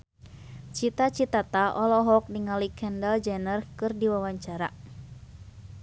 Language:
Sundanese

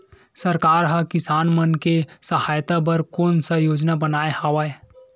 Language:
Chhattisgarhi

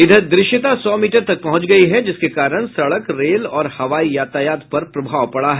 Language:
Hindi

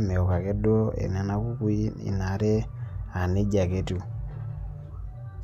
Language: Masai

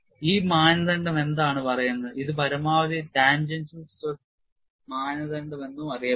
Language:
Malayalam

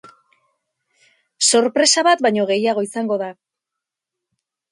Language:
Basque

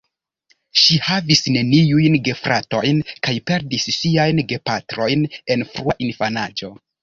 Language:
Esperanto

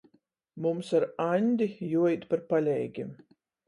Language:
Latgalian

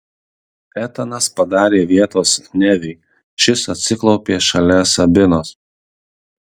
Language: Lithuanian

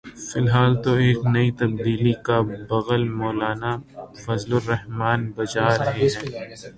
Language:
Urdu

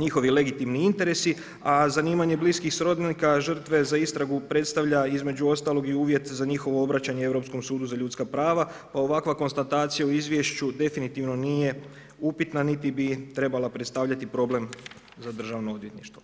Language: Croatian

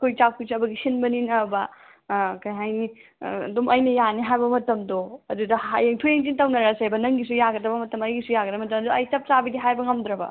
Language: Manipuri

